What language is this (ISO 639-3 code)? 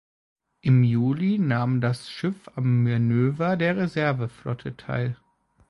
deu